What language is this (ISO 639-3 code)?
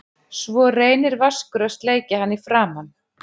isl